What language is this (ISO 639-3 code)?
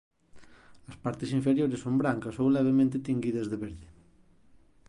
glg